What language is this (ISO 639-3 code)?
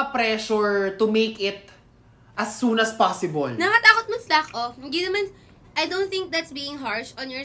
fil